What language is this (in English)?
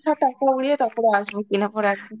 Bangla